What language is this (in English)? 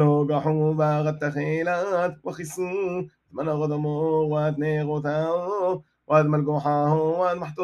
Hebrew